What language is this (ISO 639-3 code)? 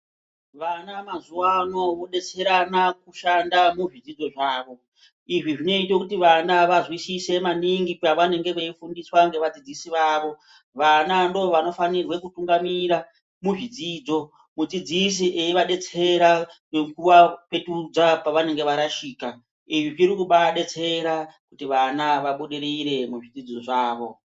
ndc